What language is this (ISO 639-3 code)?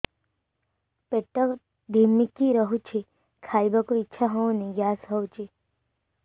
ori